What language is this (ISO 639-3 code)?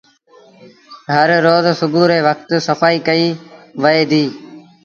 sbn